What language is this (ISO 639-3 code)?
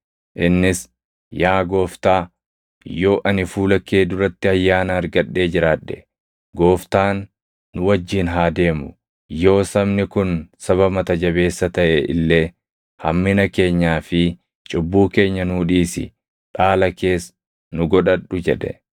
orm